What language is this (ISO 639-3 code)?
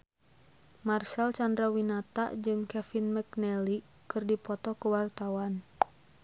sun